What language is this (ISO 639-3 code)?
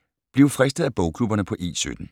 dan